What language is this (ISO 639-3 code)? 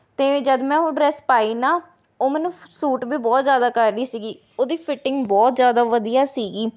pan